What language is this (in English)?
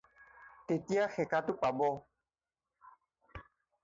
Assamese